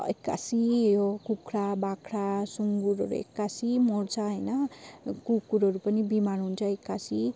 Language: Nepali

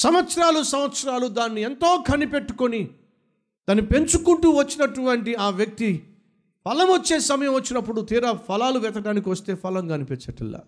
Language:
Telugu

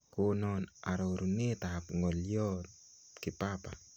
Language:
Kalenjin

